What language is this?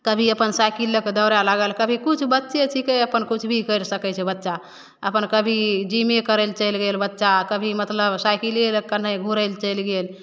Maithili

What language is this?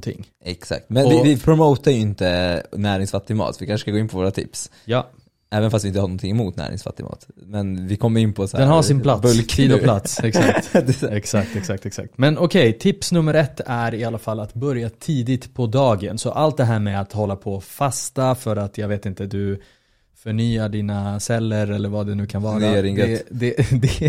Swedish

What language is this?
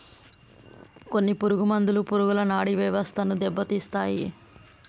Telugu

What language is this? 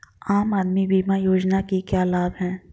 Hindi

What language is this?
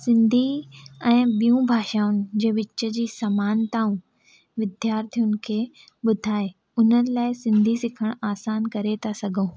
Sindhi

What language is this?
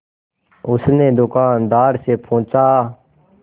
Hindi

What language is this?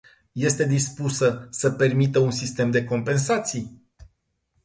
Romanian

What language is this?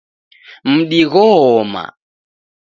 Taita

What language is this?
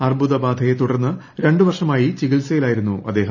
Malayalam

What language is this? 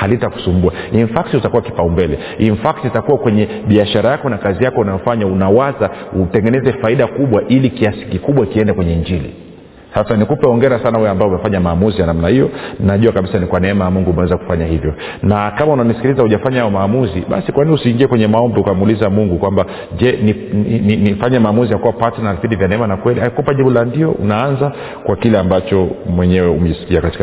Swahili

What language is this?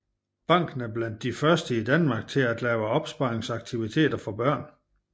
Danish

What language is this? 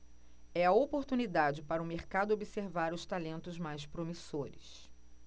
Portuguese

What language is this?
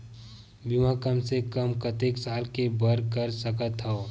Chhattisgarhi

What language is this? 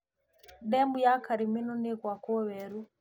Kikuyu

